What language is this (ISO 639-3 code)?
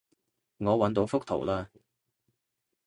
yue